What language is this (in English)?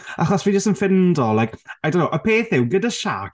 Welsh